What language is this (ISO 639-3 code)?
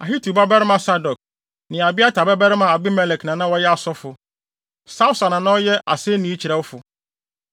aka